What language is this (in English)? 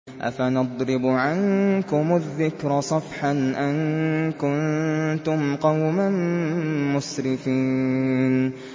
Arabic